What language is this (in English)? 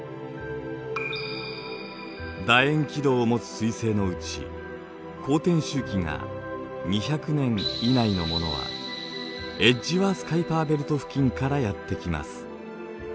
Japanese